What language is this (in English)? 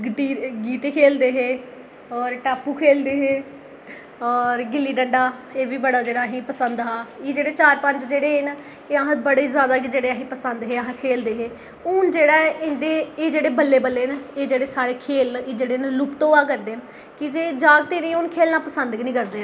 Dogri